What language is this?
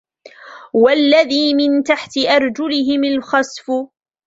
Arabic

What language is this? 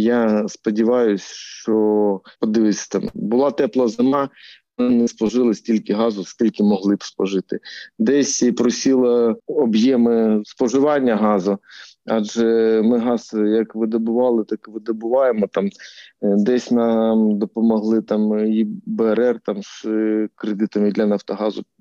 Ukrainian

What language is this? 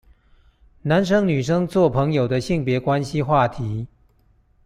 Chinese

